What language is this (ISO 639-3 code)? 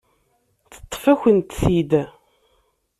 kab